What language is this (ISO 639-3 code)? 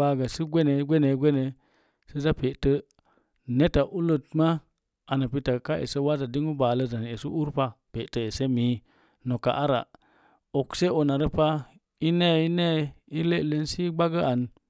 ver